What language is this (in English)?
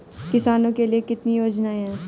Hindi